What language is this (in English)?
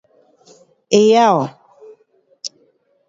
Pu-Xian Chinese